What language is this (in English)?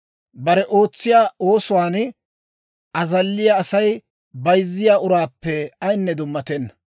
Dawro